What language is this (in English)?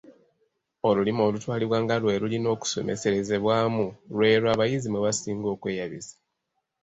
Ganda